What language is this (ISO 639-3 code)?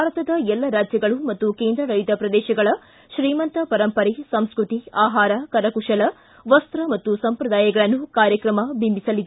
kan